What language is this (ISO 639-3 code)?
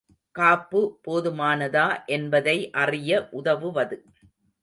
tam